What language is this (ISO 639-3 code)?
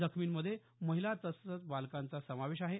mar